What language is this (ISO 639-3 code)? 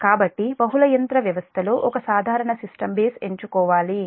tel